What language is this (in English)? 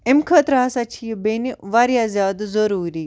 Kashmiri